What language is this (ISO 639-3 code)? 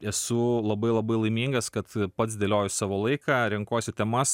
lit